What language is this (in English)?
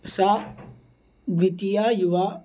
Sanskrit